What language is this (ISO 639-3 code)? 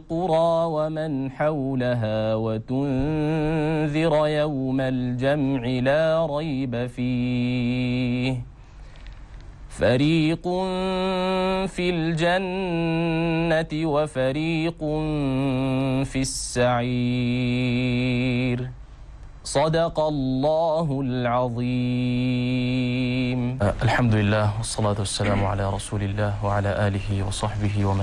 ara